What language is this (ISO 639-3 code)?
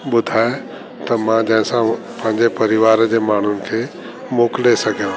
snd